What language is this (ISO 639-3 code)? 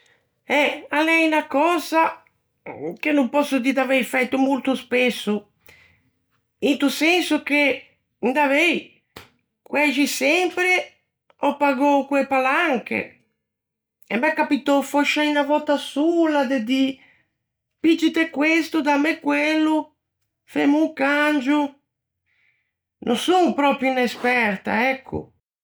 lij